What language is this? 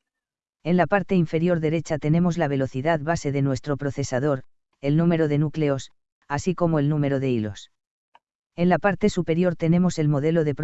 Spanish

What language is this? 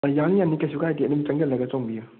Manipuri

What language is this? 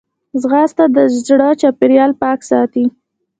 Pashto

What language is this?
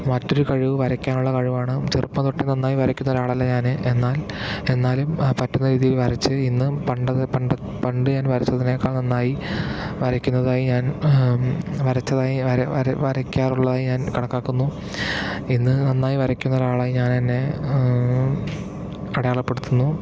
Malayalam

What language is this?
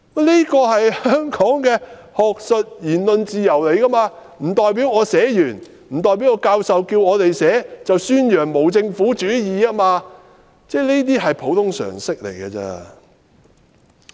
Cantonese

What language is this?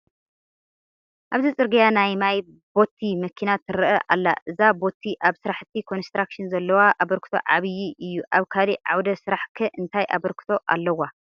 Tigrinya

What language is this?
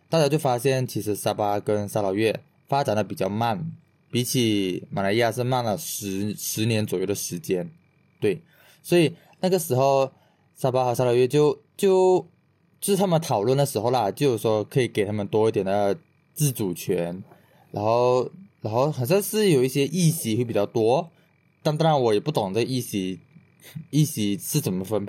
Chinese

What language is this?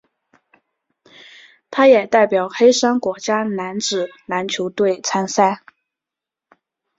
Chinese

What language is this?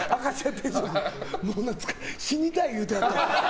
Japanese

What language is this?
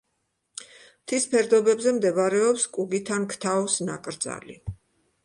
Georgian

